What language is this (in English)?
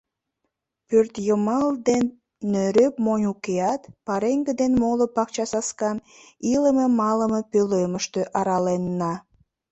Mari